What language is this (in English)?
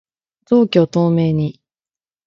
Japanese